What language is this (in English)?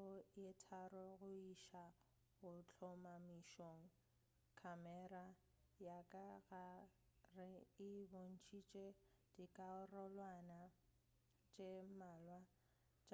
Northern Sotho